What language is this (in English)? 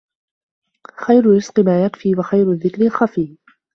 Arabic